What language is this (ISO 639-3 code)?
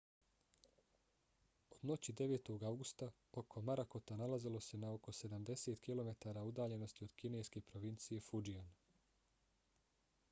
bos